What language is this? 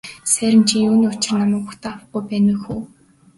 Mongolian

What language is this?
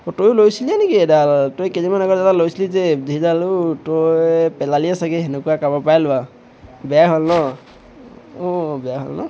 Assamese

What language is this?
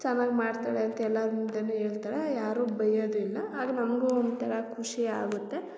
Kannada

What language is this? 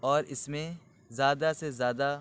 Urdu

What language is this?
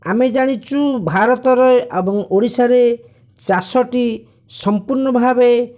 Odia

